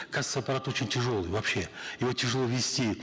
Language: Kazakh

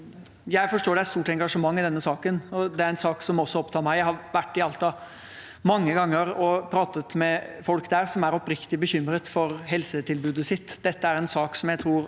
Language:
Norwegian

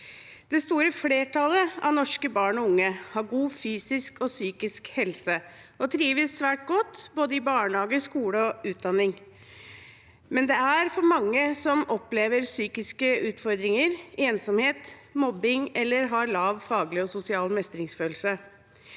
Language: Norwegian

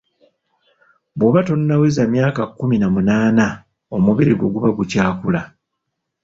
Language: Ganda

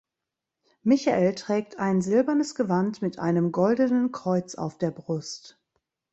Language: German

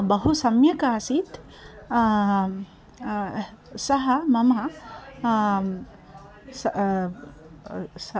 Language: Sanskrit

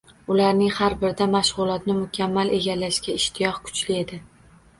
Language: Uzbek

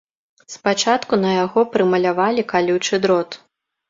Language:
Belarusian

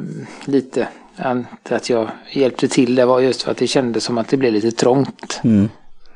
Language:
Swedish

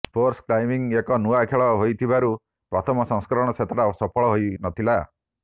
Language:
Odia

